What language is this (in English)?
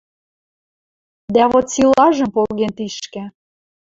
Western Mari